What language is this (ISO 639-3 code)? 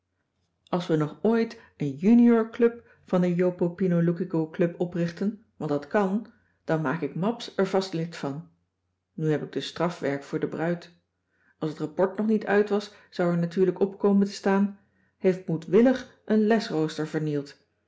nld